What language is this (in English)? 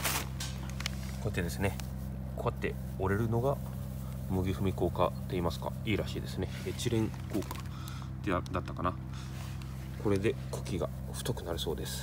Japanese